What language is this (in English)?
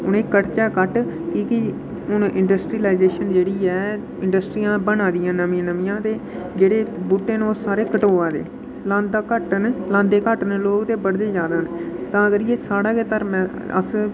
Dogri